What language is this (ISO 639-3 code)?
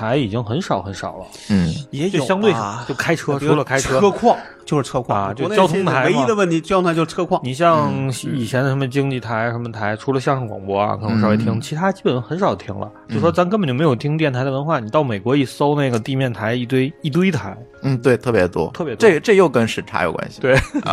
zho